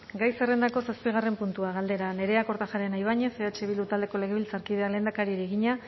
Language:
Basque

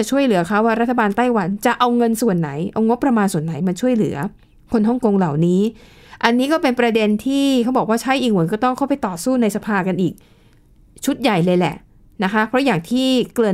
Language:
Thai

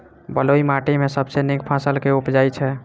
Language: Maithili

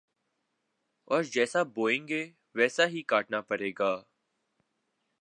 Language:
Urdu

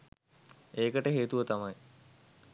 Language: Sinhala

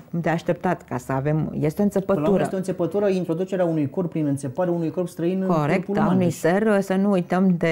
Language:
Romanian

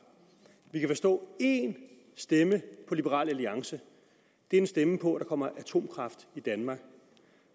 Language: Danish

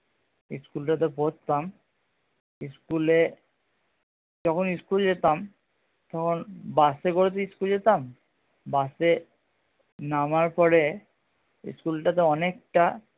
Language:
Bangla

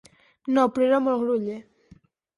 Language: Catalan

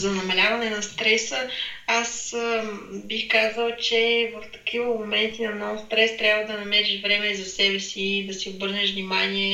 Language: Bulgarian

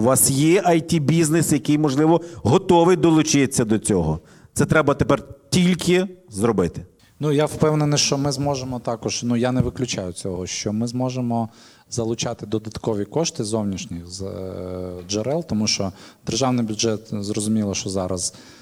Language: Ukrainian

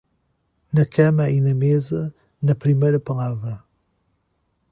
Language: Portuguese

